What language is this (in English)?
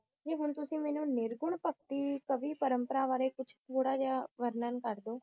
Punjabi